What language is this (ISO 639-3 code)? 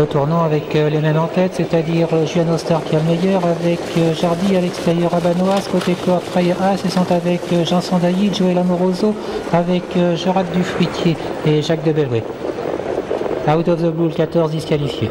fra